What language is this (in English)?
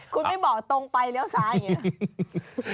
Thai